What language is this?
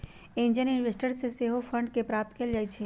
Magahi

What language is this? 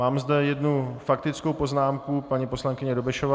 Czech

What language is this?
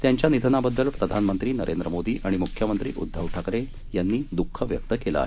Marathi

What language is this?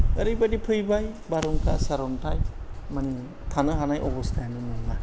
Bodo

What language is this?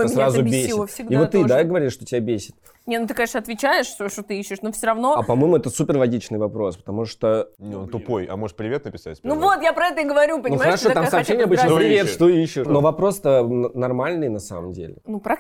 Russian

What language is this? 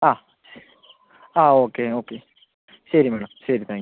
Malayalam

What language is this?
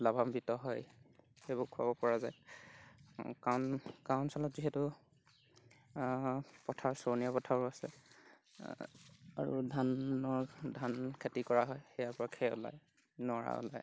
Assamese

